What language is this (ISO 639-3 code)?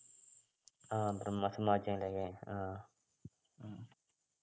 mal